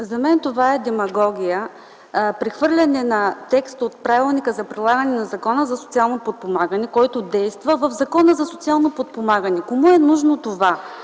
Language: Bulgarian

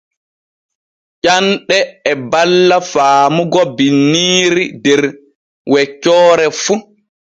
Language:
Borgu Fulfulde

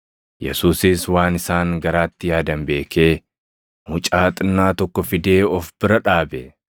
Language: Oromo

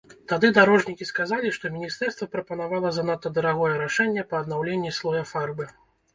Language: Belarusian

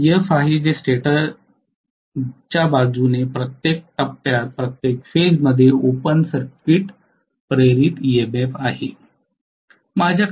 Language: Marathi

